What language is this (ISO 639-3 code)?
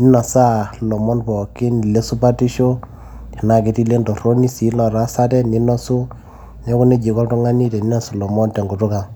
mas